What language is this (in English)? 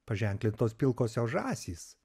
Lithuanian